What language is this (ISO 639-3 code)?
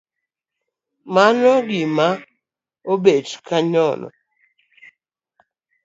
luo